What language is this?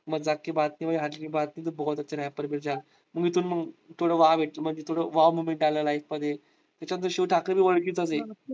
Marathi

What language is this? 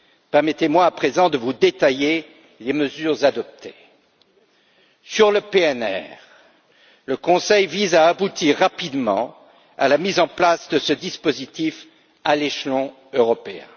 French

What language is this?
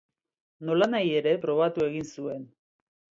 Basque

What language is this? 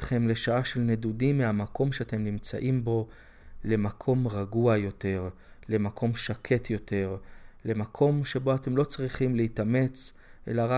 Hebrew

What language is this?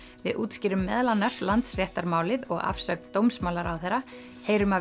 Icelandic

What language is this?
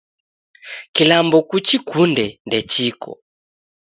Taita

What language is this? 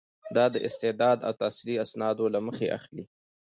Pashto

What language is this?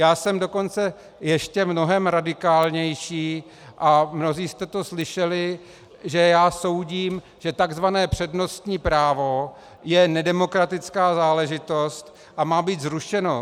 Czech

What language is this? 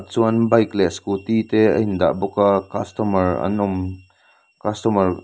Mizo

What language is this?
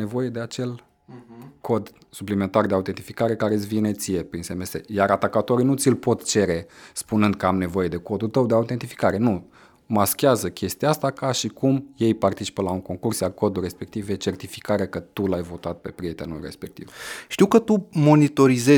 Romanian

